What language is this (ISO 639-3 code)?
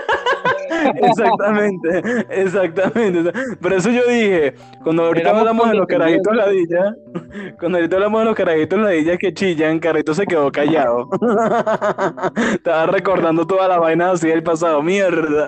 spa